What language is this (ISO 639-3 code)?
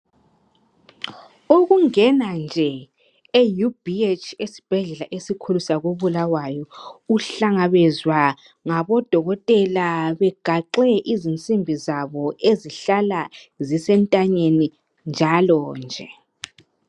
nde